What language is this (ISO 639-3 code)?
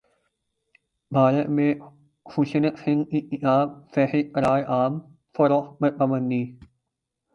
urd